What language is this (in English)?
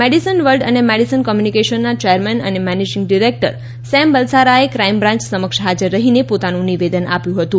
Gujarati